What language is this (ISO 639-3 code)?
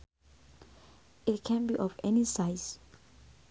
sun